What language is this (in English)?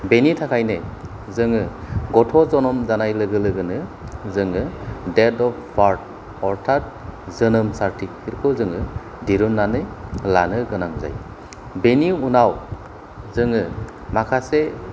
Bodo